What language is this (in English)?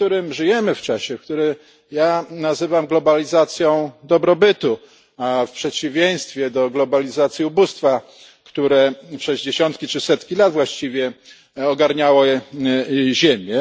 Polish